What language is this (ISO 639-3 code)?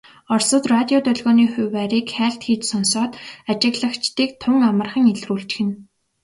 mon